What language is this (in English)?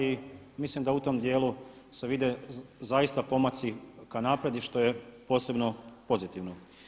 Croatian